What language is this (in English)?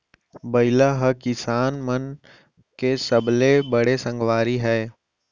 Chhattisgarhi